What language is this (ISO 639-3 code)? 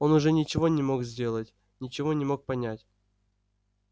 rus